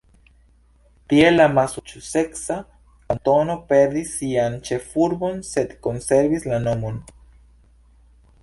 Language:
Esperanto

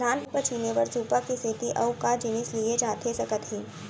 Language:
Chhattisgarhi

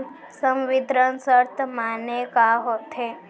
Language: Chhattisgarhi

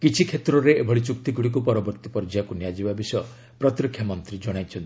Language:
Odia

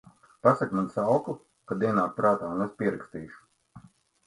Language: Latvian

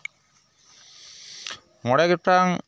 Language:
Santali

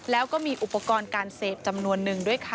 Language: Thai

